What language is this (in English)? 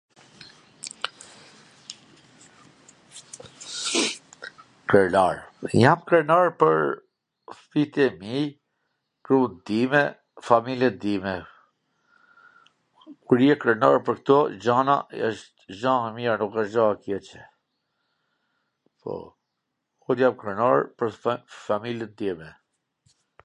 Gheg Albanian